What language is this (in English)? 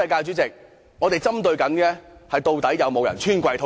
Cantonese